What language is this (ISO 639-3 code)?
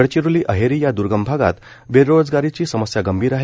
mar